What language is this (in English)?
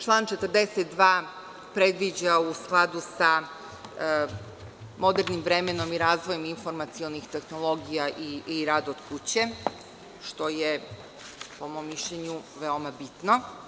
Serbian